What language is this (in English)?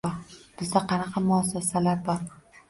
Uzbek